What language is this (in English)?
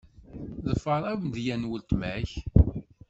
Kabyle